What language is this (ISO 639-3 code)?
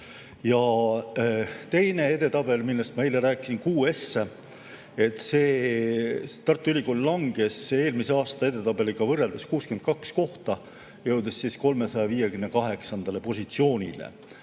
est